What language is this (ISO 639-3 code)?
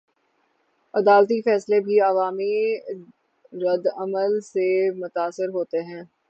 urd